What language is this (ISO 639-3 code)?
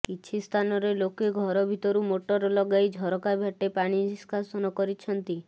ori